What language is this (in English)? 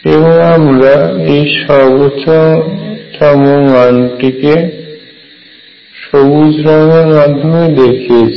Bangla